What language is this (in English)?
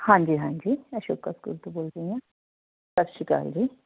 Punjabi